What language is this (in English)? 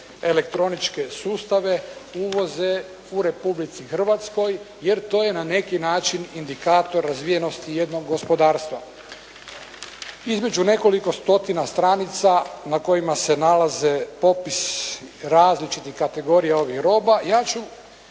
Croatian